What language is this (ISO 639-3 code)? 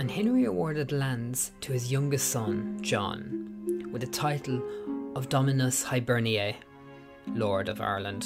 eng